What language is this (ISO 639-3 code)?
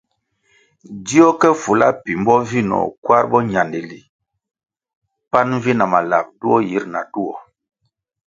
nmg